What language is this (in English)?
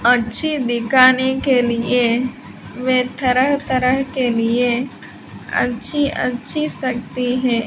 Hindi